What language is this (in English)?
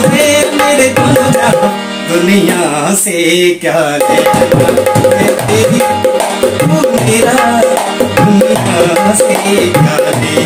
Hindi